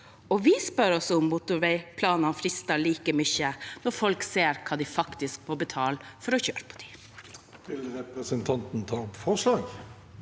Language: Norwegian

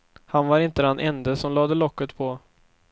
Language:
Swedish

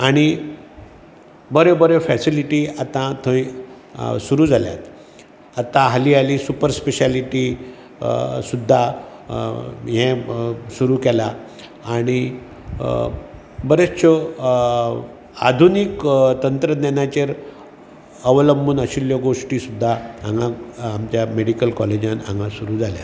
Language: Konkani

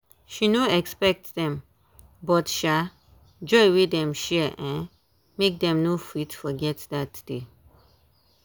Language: Nigerian Pidgin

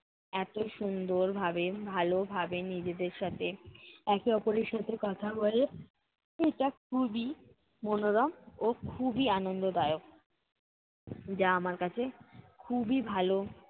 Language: Bangla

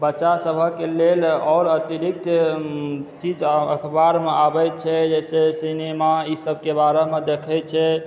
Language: Maithili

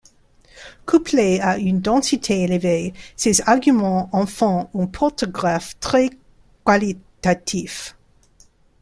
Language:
French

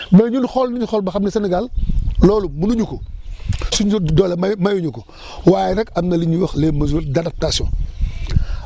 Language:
Wolof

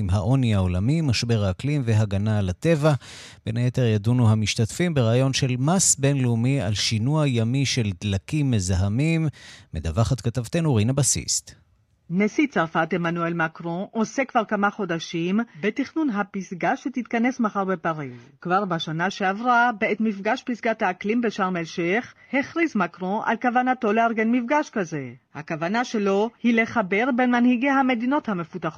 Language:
Hebrew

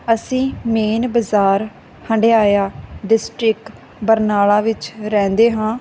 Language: Punjabi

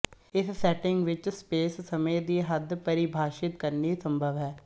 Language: Punjabi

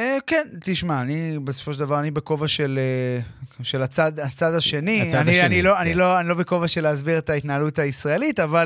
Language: Hebrew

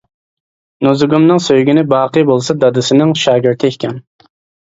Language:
Uyghur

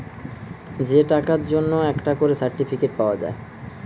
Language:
Bangla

